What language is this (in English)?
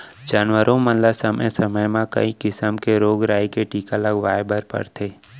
Chhattisgarhi